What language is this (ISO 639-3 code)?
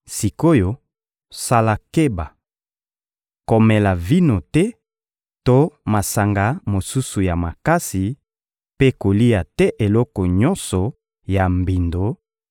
lin